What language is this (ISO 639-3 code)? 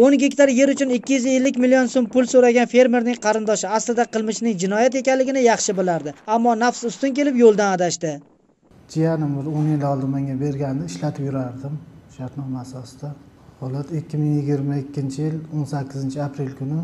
tur